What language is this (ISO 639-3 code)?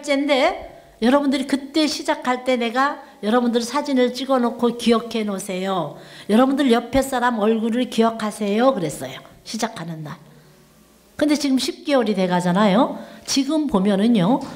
kor